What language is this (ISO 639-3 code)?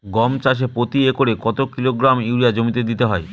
ben